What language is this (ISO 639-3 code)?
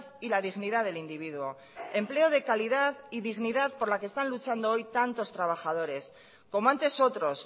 spa